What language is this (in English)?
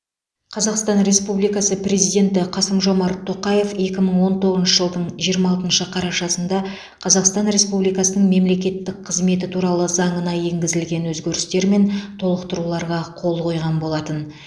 Kazakh